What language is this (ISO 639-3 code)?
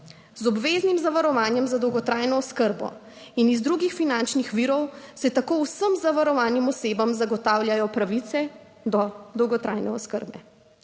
slv